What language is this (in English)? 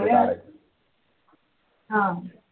Marathi